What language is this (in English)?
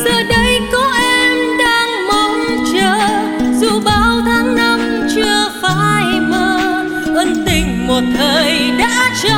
Vietnamese